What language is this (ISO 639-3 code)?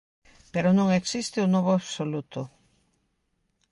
glg